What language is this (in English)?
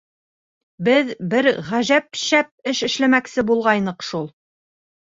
Bashkir